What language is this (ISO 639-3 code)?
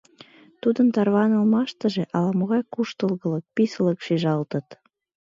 chm